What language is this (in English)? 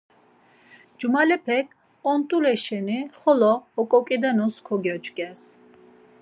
Laz